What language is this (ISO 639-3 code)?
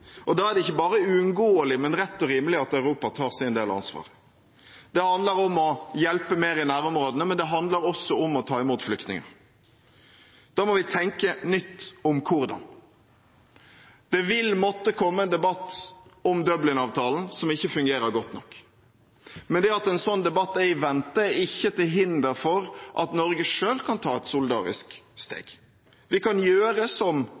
nob